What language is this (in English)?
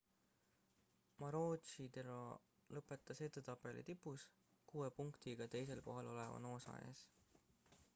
Estonian